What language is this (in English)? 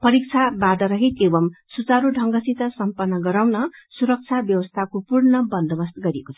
Nepali